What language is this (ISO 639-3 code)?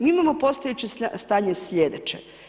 hrv